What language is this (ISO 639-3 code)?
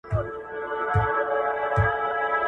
pus